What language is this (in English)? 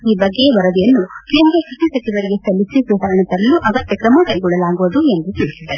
Kannada